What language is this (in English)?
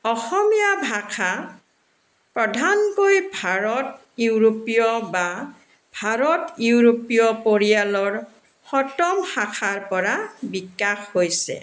Assamese